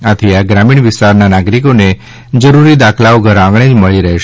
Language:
Gujarati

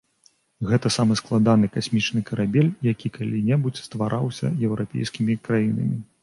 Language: Belarusian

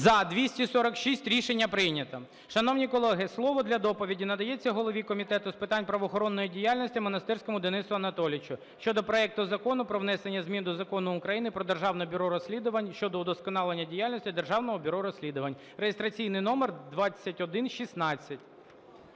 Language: Ukrainian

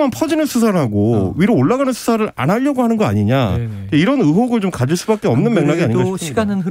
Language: Korean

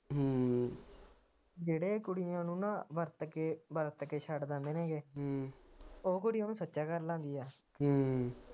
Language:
Punjabi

